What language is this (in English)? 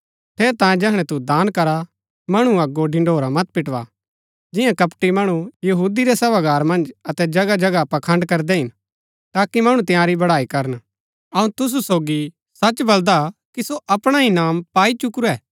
Gaddi